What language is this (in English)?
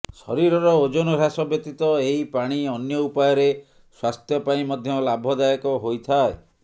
Odia